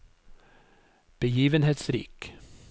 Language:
Norwegian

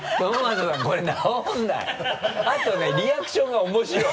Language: Japanese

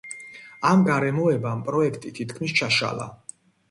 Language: Georgian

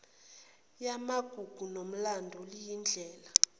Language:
Zulu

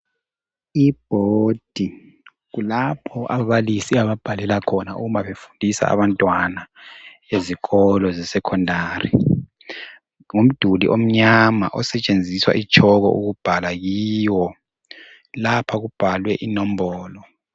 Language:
North Ndebele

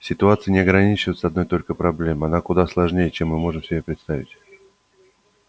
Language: Russian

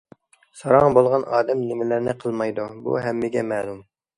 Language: Uyghur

